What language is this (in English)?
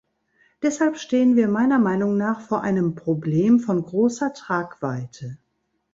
German